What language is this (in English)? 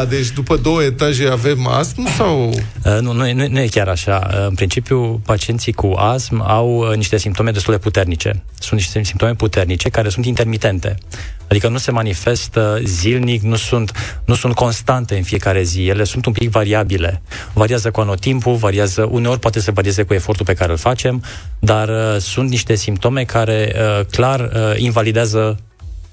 Romanian